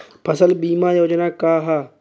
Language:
Bhojpuri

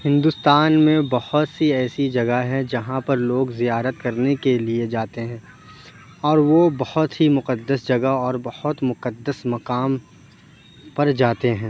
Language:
Urdu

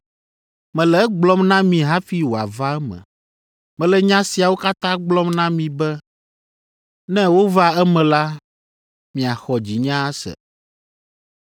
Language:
Ewe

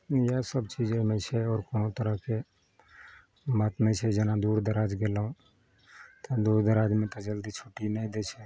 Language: Maithili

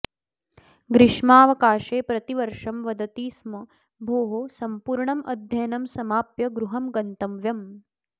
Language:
Sanskrit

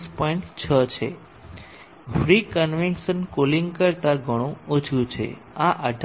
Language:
Gujarati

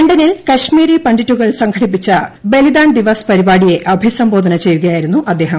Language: Malayalam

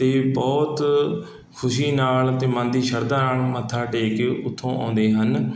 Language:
Punjabi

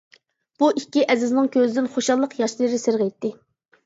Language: Uyghur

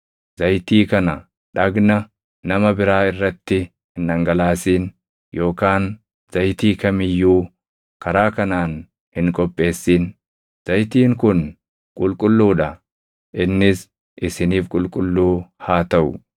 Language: Oromo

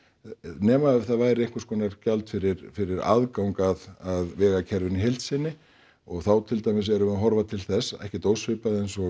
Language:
Icelandic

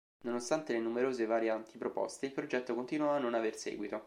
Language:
Italian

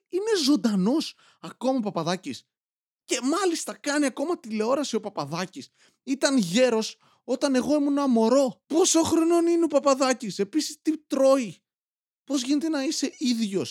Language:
Greek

